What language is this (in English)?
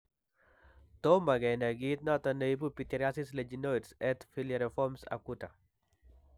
Kalenjin